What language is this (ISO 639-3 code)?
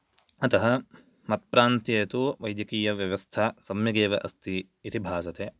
san